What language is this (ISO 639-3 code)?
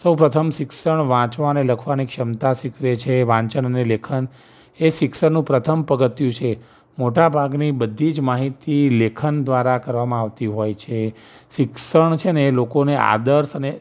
guj